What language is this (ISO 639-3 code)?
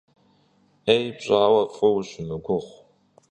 kbd